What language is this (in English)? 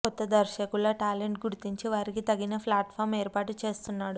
Telugu